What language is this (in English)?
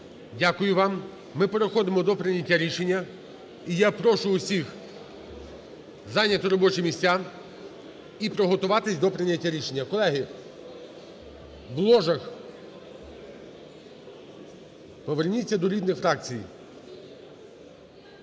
Ukrainian